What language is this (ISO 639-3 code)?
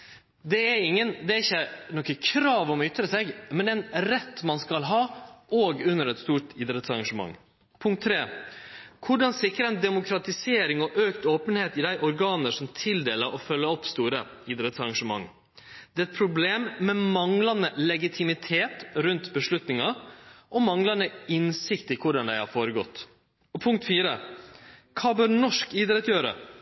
nno